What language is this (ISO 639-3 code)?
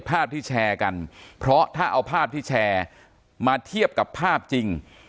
tha